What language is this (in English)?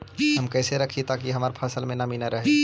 Magahi